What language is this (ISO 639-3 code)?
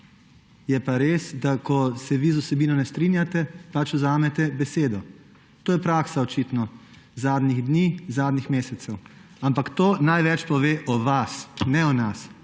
slv